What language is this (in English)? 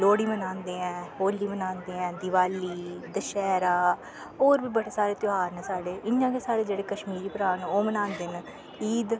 Dogri